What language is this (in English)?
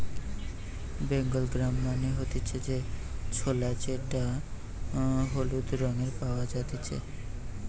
Bangla